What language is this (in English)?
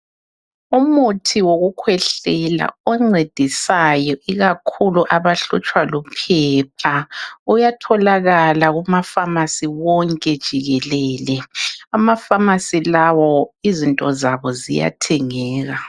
North Ndebele